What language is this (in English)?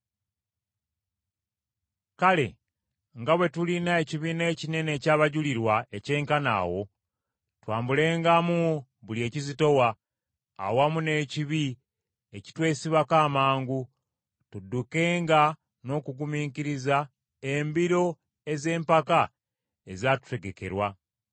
Ganda